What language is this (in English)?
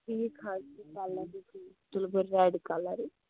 Kashmiri